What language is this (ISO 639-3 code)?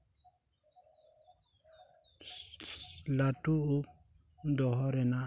sat